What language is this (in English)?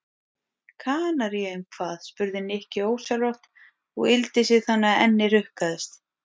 Icelandic